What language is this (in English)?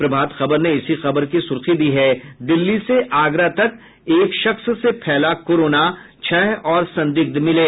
Hindi